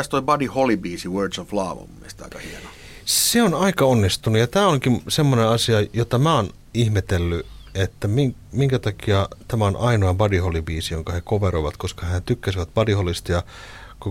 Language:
Finnish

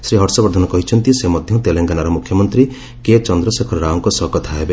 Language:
Odia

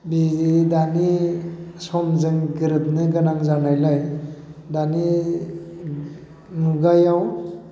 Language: Bodo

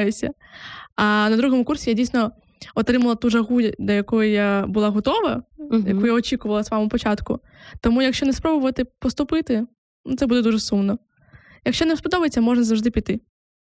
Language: Ukrainian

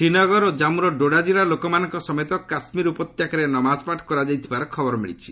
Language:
Odia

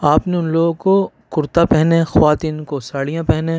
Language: Urdu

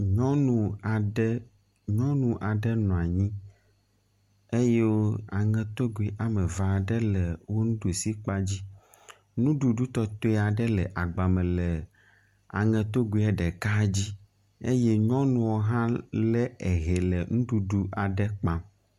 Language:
Ewe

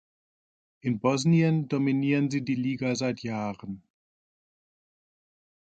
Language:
German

